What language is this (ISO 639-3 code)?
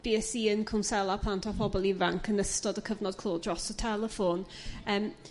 cym